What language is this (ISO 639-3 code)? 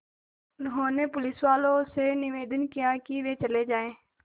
hin